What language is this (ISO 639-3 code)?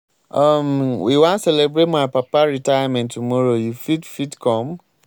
pcm